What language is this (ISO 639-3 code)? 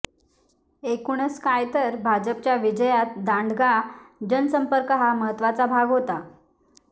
mar